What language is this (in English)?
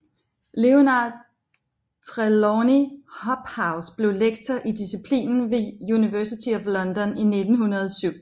Danish